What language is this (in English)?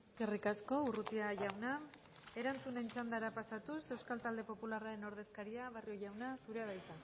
Basque